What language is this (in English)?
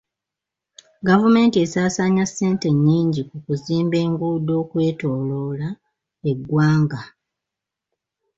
Ganda